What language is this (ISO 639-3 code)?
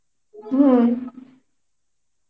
ben